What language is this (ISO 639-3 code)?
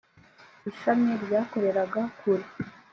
kin